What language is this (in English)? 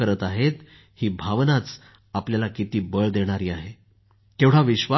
Marathi